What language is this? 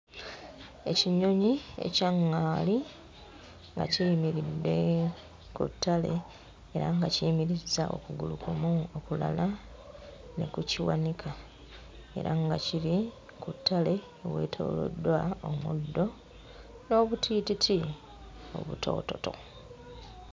Ganda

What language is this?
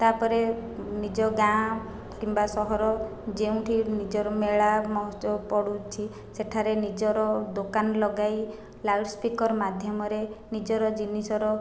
Odia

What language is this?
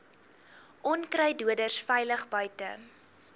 Afrikaans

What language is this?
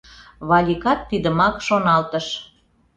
Mari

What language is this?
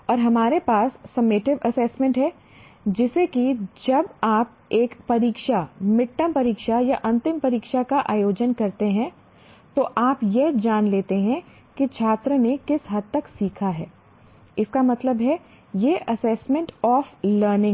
Hindi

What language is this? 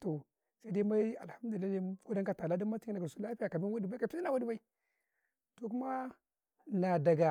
Karekare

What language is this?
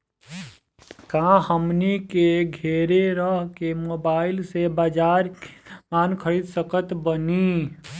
Bhojpuri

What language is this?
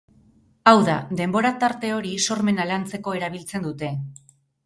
Basque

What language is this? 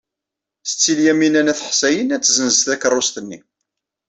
Kabyle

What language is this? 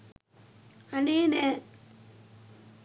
Sinhala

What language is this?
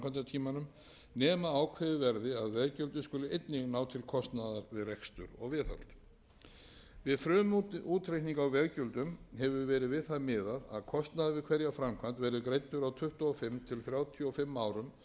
Icelandic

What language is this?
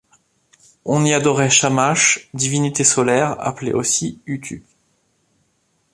French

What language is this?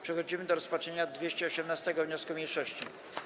Polish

